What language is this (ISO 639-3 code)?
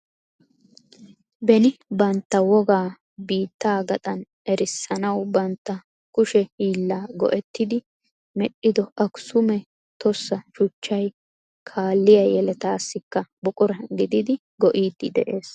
wal